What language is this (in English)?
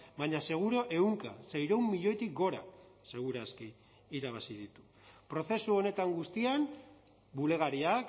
Basque